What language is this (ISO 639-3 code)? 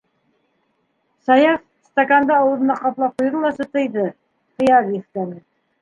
bak